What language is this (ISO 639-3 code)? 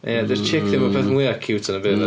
cym